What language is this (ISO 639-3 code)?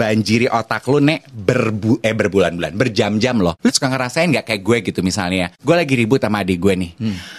ind